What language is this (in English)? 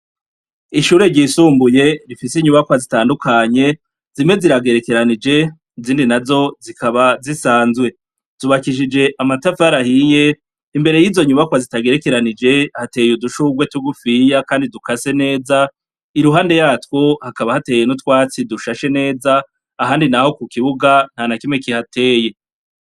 Rundi